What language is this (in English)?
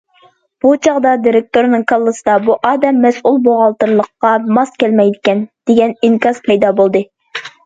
Uyghur